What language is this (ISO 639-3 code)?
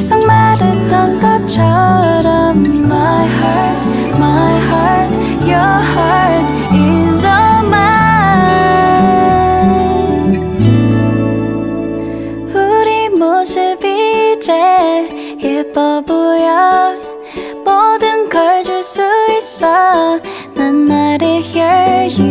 kor